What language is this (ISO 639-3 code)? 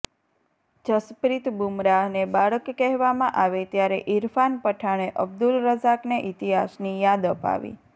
guj